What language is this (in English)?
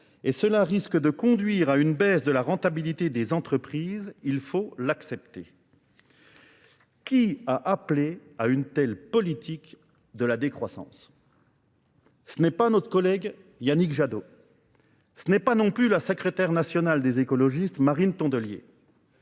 French